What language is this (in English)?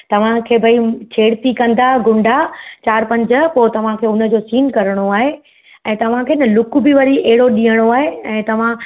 Sindhi